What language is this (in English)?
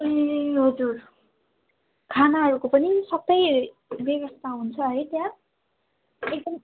Nepali